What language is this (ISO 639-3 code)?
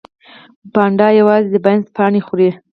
pus